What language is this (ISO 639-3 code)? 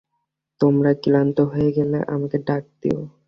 ben